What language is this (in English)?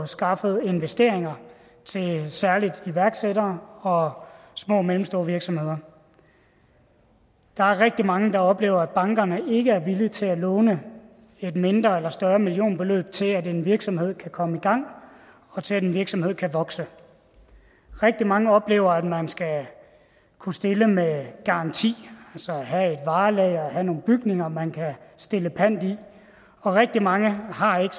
Danish